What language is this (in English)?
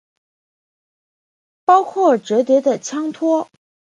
Chinese